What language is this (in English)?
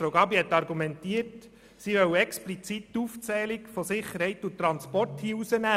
Swiss German